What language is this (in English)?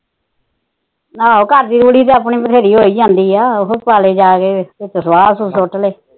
Punjabi